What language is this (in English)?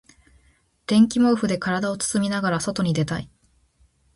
Japanese